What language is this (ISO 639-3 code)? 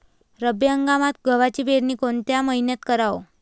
mar